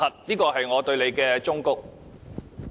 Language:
Cantonese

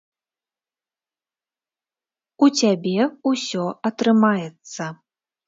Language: Belarusian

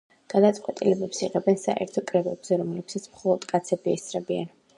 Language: Georgian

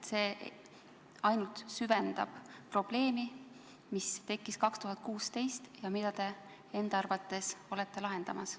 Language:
Estonian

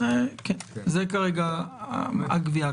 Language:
Hebrew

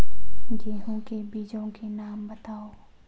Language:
Hindi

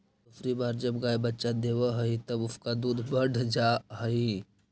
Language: Magahi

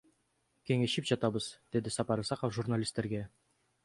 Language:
Kyrgyz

